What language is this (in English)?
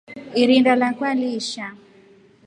Rombo